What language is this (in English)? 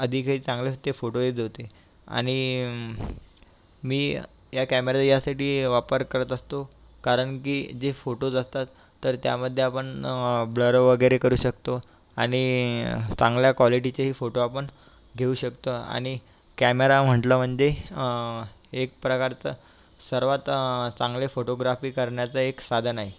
Marathi